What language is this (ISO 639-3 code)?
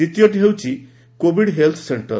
ori